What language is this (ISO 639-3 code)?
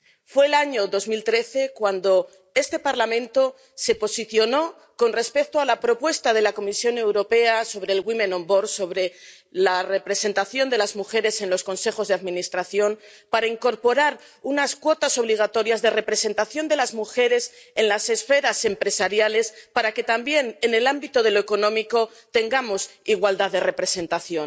spa